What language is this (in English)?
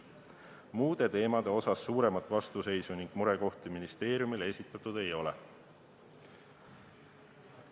Estonian